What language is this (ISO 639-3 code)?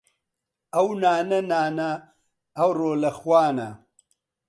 ckb